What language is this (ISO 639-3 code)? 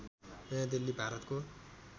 nep